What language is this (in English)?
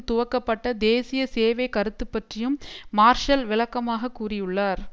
Tamil